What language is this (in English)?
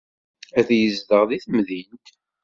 Kabyle